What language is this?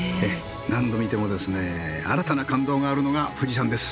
Japanese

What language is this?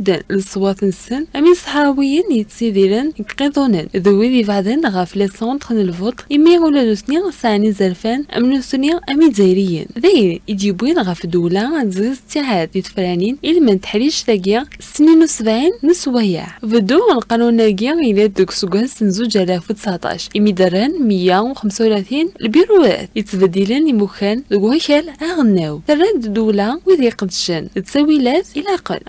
Arabic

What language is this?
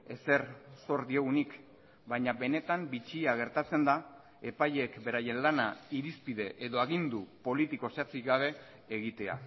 Basque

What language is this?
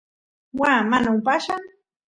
Santiago del Estero Quichua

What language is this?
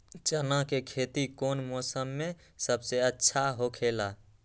Magahi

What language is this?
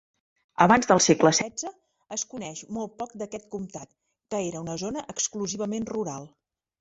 Catalan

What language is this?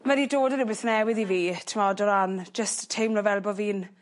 Welsh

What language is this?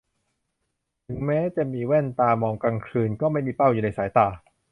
Thai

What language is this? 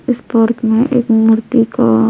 Hindi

